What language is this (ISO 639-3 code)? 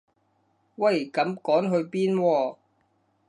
yue